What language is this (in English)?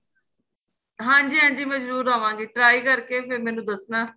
Punjabi